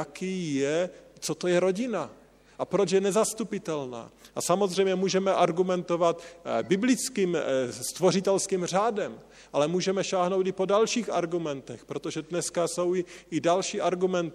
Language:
Czech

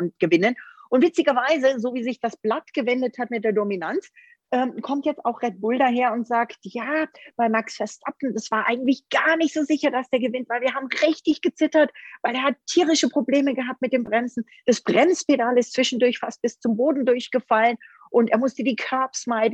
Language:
German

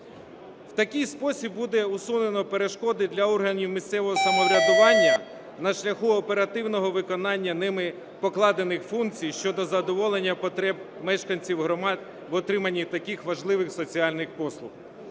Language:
Ukrainian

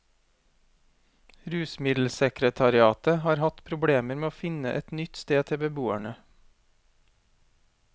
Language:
Norwegian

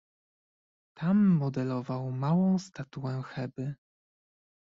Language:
Polish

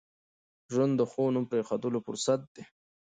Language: Pashto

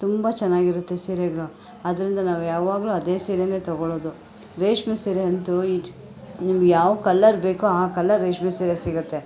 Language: Kannada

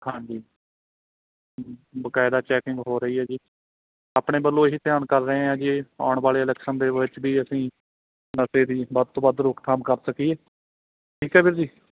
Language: Punjabi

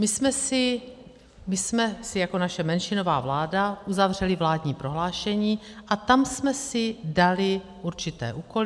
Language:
Czech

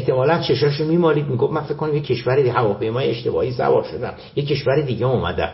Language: Persian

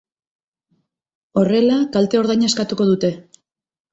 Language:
Basque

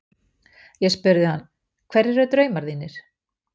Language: Icelandic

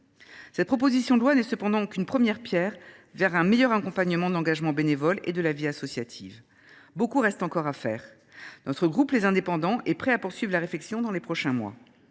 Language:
French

